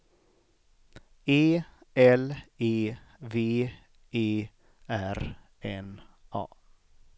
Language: Swedish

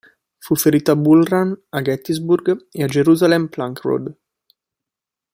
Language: Italian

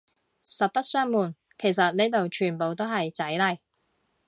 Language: Cantonese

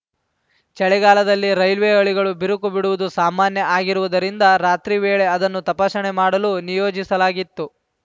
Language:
Kannada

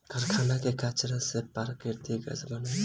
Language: Bhojpuri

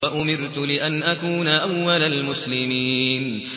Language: Arabic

